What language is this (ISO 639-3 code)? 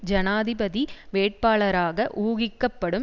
tam